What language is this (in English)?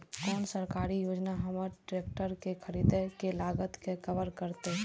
Maithili